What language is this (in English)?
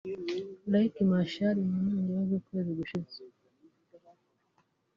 Kinyarwanda